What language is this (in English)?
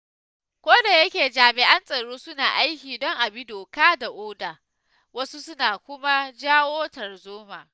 Hausa